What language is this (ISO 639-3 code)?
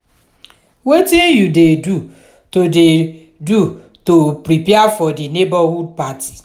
pcm